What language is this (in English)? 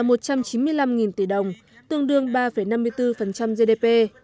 Vietnamese